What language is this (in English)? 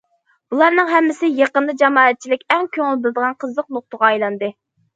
Uyghur